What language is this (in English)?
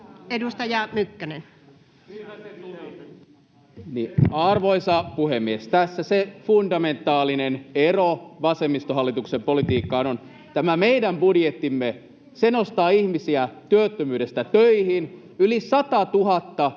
Finnish